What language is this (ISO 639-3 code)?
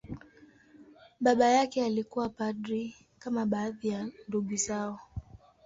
swa